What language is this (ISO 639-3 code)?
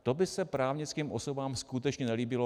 ces